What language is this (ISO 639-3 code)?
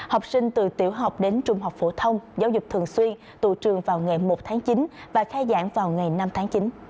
vie